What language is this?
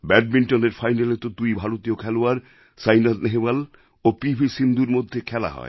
Bangla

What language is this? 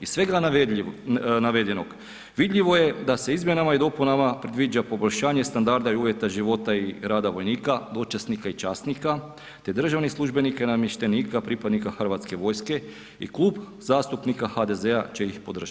Croatian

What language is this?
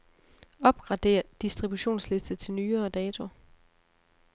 Danish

